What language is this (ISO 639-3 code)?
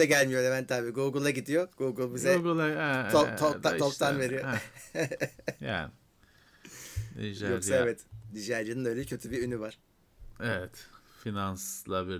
tur